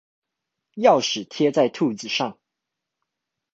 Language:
Chinese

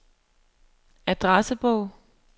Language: Danish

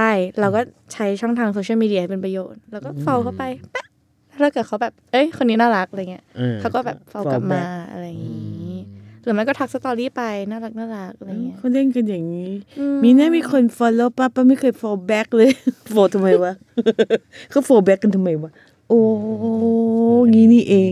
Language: Thai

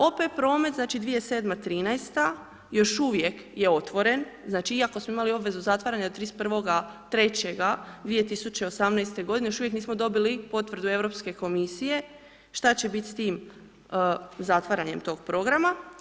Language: Croatian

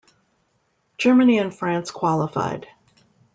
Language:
English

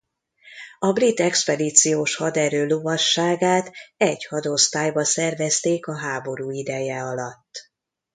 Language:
Hungarian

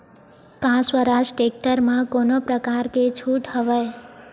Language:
Chhattisgarhi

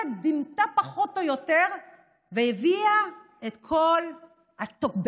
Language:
Hebrew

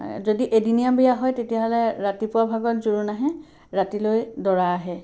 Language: Assamese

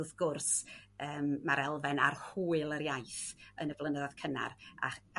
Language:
Welsh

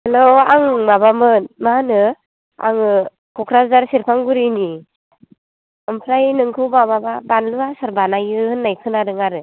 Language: Bodo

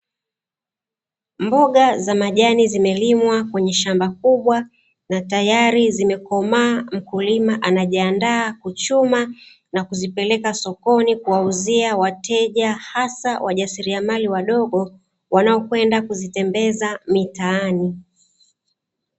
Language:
Swahili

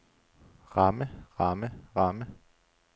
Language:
Danish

